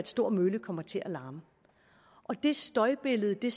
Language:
Danish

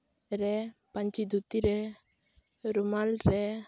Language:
Santali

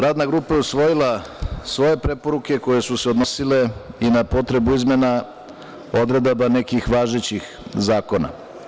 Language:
Serbian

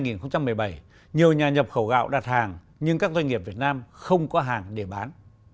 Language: Vietnamese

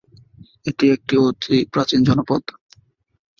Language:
Bangla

